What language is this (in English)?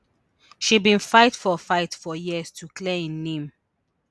Nigerian Pidgin